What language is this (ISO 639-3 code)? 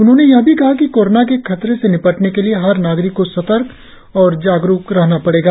hin